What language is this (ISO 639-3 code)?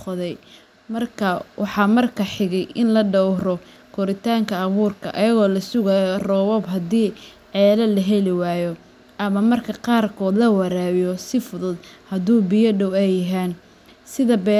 som